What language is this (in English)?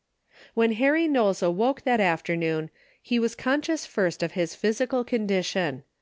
English